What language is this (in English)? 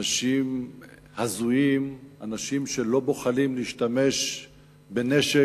Hebrew